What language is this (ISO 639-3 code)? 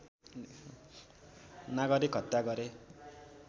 nep